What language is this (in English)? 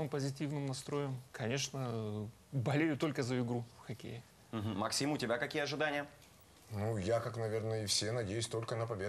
Russian